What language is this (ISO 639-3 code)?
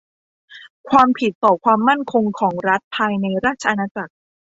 tha